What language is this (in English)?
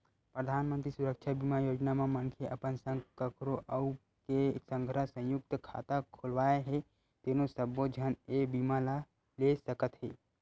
Chhattisgarhi